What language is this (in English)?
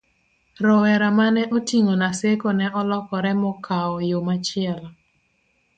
Luo (Kenya and Tanzania)